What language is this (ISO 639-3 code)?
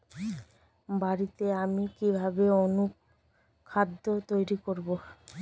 ben